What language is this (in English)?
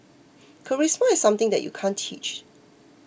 English